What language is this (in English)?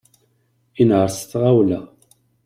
Kabyle